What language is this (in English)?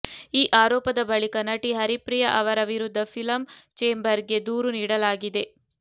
Kannada